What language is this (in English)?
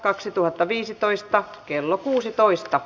Finnish